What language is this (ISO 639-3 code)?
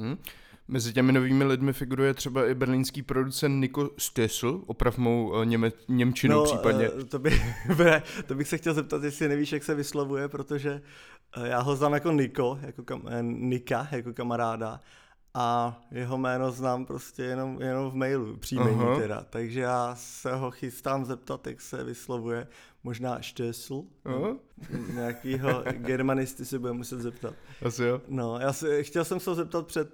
ces